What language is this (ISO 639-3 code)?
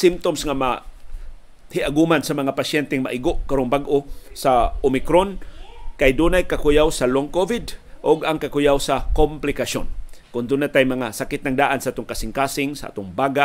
fil